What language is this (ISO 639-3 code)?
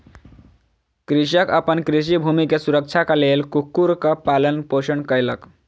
mai